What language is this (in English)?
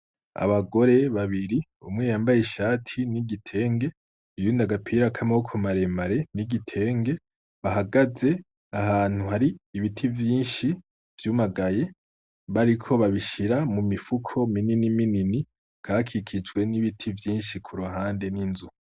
Rundi